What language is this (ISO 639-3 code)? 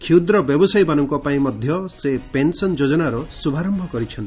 ori